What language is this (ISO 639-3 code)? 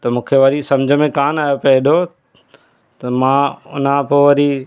snd